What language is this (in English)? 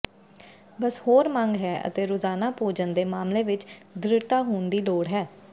Punjabi